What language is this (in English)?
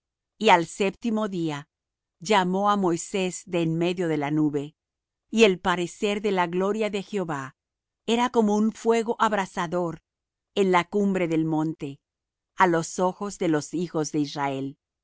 Spanish